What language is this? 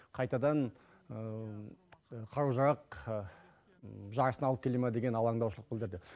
Kazakh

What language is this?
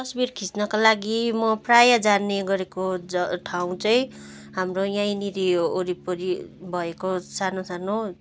Nepali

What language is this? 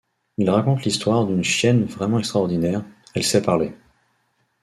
French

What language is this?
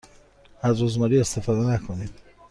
Persian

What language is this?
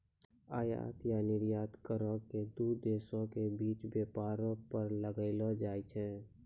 Maithili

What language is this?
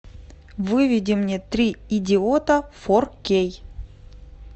Russian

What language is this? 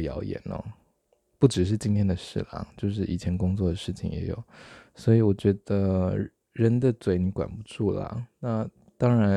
Chinese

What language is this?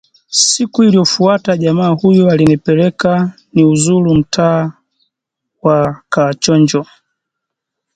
Swahili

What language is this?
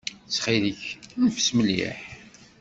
Kabyle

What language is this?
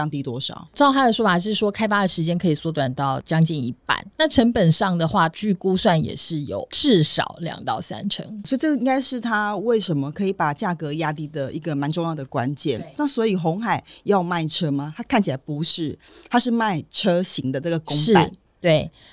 Chinese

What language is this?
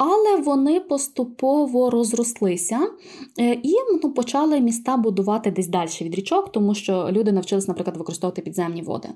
Ukrainian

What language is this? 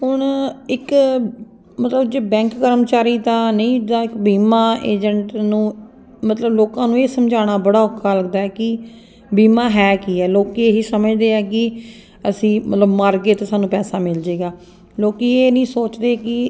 Punjabi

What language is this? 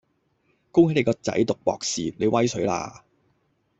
Cantonese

